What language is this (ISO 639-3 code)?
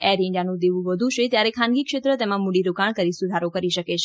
guj